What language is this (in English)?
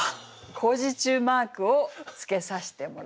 Japanese